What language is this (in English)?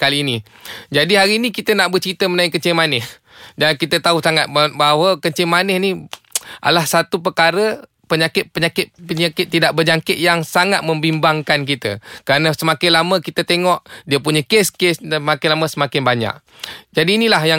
Malay